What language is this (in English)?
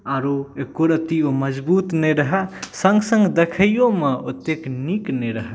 Maithili